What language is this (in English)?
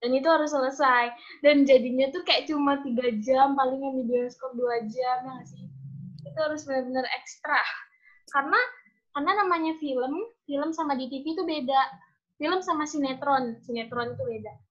Indonesian